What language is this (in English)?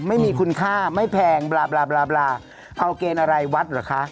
Thai